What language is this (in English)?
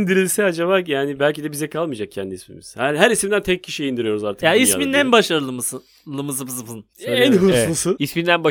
Turkish